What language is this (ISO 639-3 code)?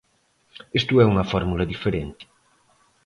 glg